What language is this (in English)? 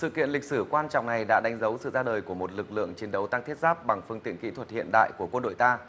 Vietnamese